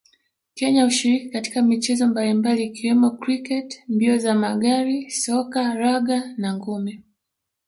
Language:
Swahili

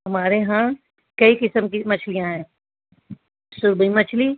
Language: Urdu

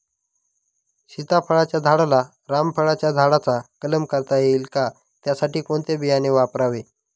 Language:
Marathi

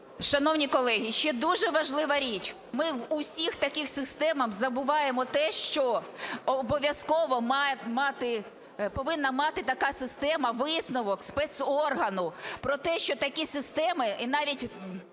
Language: Ukrainian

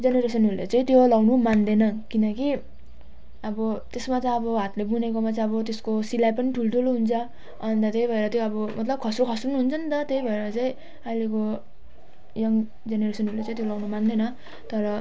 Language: Nepali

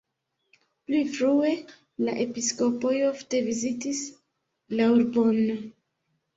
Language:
Esperanto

